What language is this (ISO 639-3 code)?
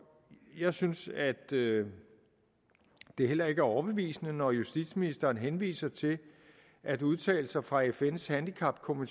dan